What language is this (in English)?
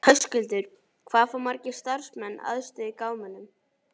Icelandic